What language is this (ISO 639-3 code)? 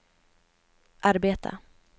swe